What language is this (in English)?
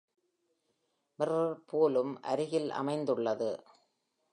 Tamil